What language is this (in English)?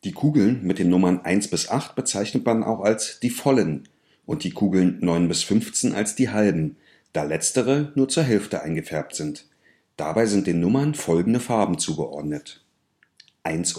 German